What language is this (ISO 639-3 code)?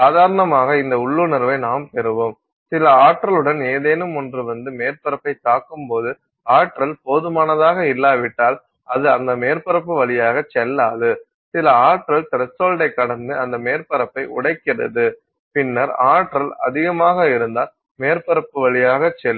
tam